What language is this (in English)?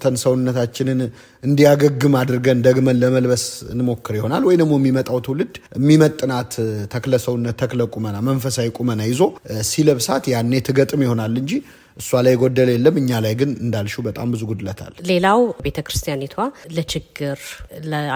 Amharic